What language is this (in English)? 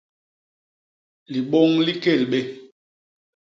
Basaa